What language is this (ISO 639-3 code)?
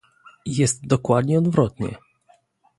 pol